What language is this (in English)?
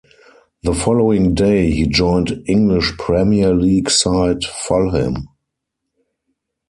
English